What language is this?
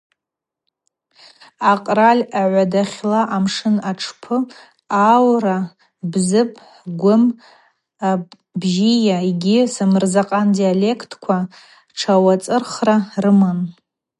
Abaza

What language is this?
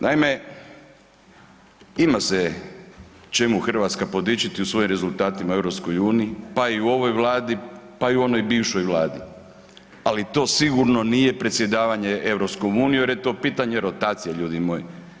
Croatian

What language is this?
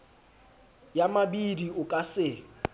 Southern Sotho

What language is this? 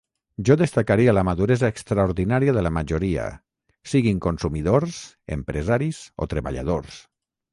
Catalan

